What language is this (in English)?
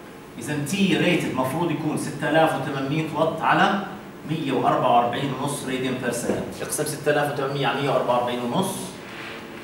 Arabic